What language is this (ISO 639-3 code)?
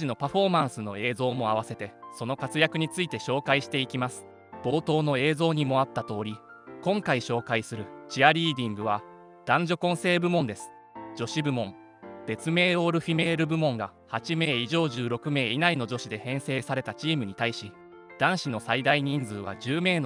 jpn